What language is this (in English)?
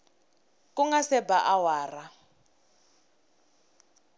Tsonga